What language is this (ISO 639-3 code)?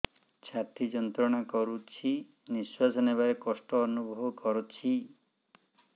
ori